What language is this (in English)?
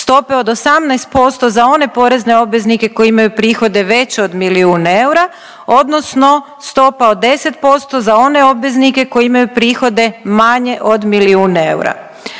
Croatian